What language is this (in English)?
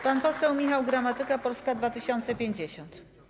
Polish